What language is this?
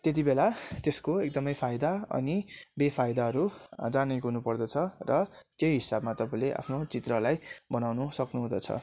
Nepali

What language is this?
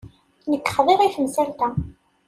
Kabyle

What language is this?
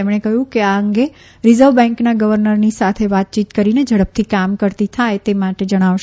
Gujarati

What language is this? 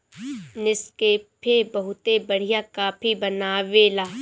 Bhojpuri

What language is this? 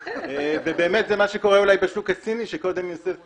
Hebrew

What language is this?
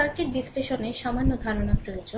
Bangla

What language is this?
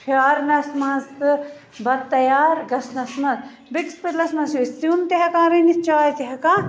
Kashmiri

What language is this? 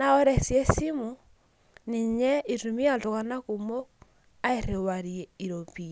Masai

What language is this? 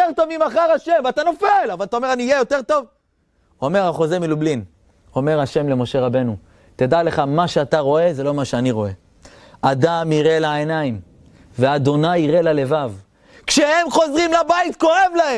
Hebrew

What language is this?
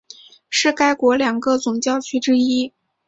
Chinese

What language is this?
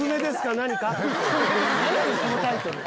Japanese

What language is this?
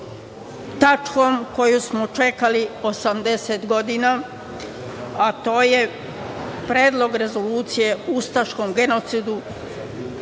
Serbian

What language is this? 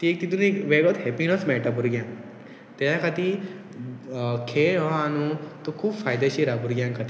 Konkani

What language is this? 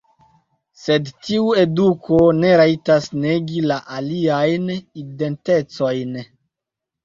Esperanto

